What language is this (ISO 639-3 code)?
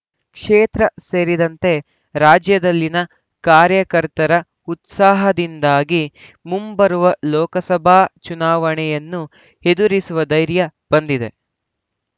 kan